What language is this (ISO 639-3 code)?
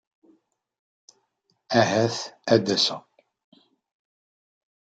kab